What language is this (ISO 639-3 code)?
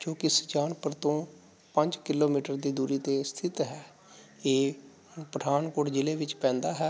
pan